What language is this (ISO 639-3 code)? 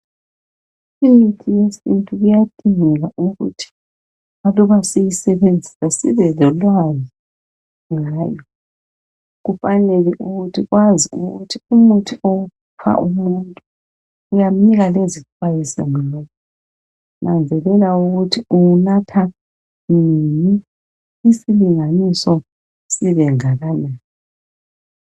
nde